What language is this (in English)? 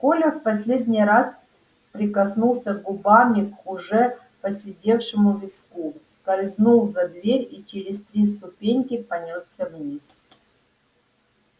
Russian